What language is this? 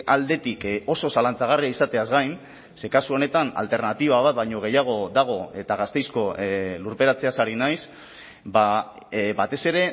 Basque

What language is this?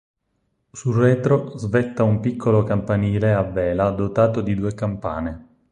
Italian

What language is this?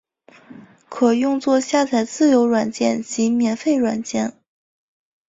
Chinese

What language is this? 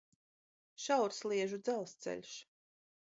Latvian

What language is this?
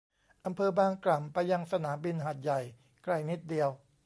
Thai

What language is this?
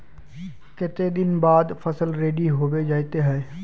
Magahi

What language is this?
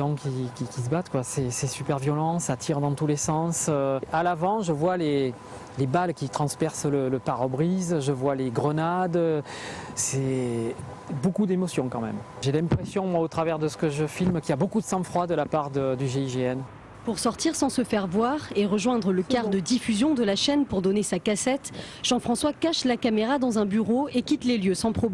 French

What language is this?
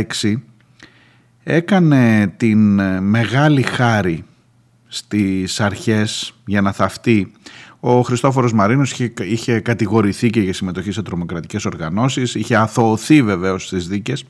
Greek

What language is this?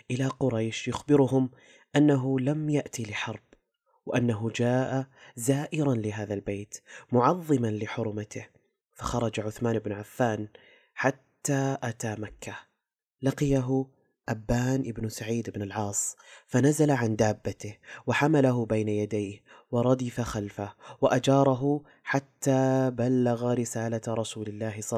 Arabic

